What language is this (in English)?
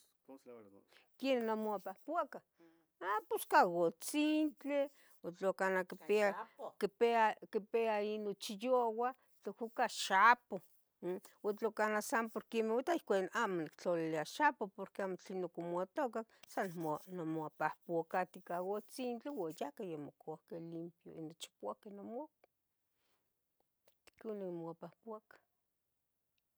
Tetelcingo Nahuatl